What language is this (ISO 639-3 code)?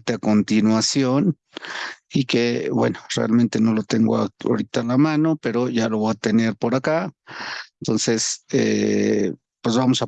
spa